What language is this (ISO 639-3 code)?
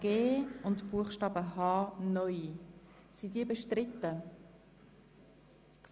gsw